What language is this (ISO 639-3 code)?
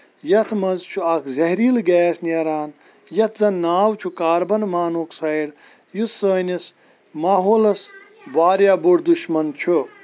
kas